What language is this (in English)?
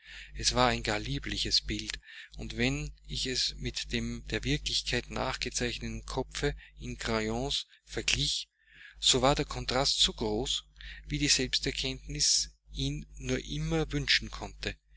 German